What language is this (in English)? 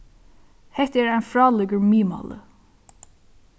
Faroese